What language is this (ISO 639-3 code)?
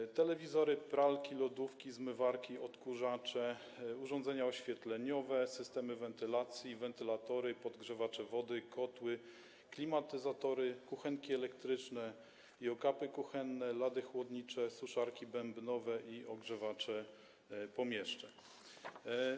pol